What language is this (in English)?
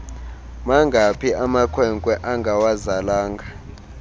Xhosa